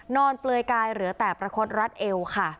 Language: Thai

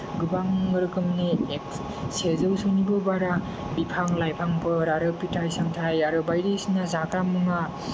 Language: Bodo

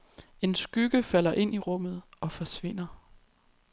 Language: Danish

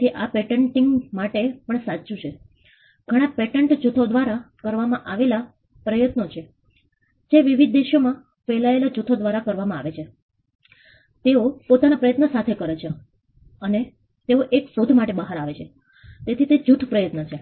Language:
Gujarati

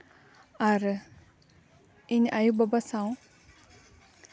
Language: Santali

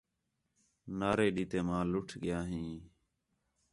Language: Khetrani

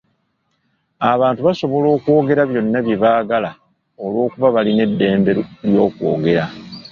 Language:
Ganda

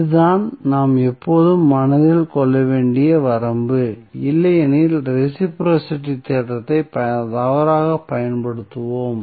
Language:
Tamil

